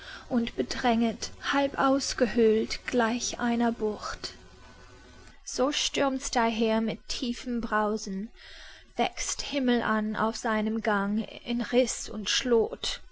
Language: German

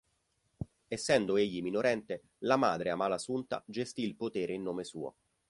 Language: Italian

